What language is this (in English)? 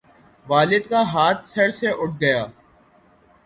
Urdu